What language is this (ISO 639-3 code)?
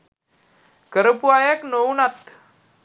sin